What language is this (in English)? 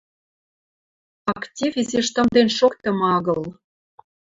Western Mari